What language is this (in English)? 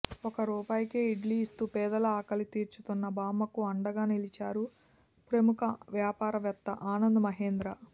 Telugu